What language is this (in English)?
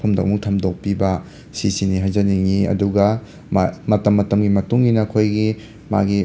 Manipuri